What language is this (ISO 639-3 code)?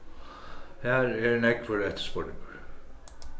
fao